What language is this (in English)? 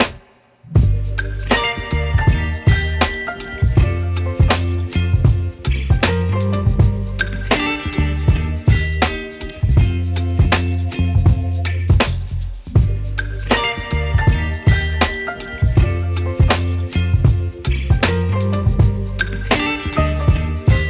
English